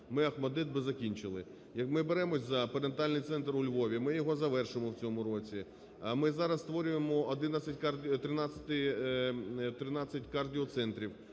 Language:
Ukrainian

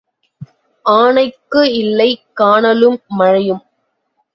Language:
Tamil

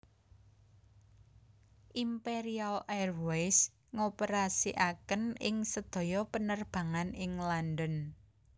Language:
Javanese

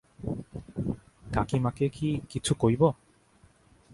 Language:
Bangla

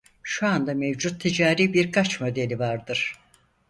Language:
Turkish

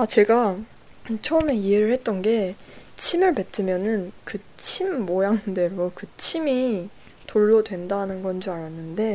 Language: Korean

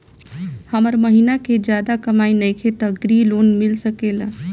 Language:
Bhojpuri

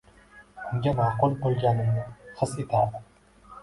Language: Uzbek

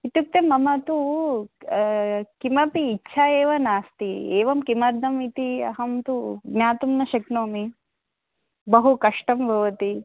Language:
Sanskrit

